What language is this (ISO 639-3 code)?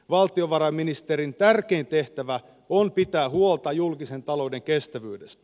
fin